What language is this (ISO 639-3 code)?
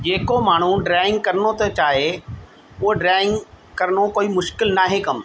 snd